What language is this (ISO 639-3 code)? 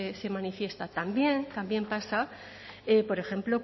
spa